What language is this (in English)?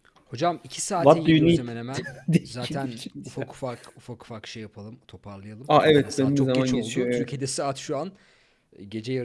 Turkish